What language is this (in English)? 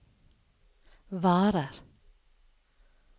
Norwegian